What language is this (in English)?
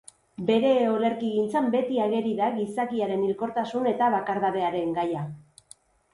Basque